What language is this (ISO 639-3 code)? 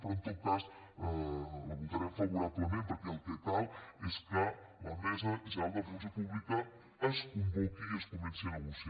cat